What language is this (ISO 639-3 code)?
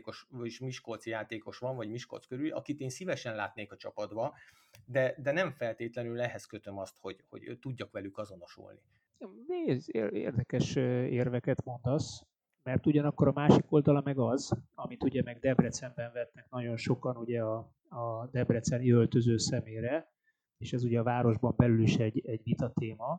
hun